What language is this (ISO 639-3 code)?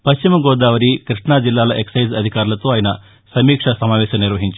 tel